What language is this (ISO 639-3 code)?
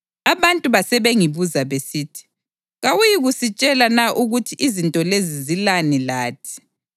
nde